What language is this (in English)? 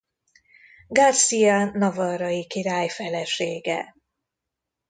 Hungarian